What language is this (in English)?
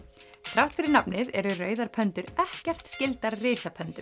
Icelandic